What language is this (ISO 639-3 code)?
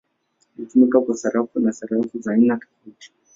swa